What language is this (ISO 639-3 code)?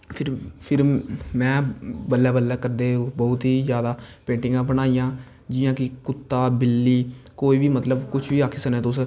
doi